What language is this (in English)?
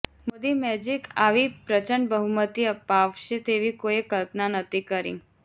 Gujarati